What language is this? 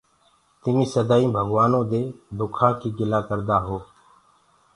Gurgula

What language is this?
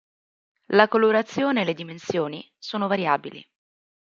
Italian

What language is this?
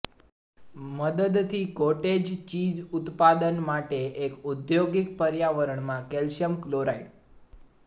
Gujarati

